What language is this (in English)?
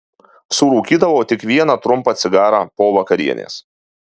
Lithuanian